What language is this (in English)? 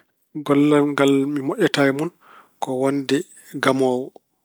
Fula